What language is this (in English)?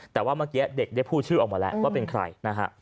Thai